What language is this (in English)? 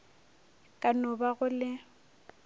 Northern Sotho